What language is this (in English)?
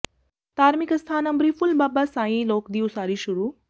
Punjabi